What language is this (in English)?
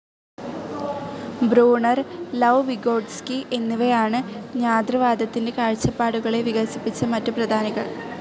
Malayalam